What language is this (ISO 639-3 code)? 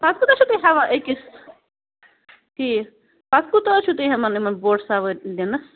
kas